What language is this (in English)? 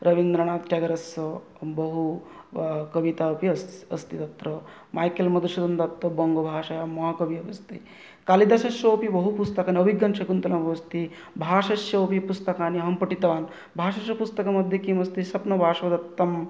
Sanskrit